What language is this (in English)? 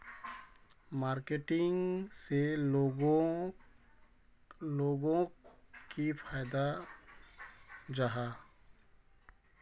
Magahi